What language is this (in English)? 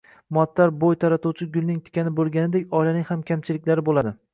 Uzbek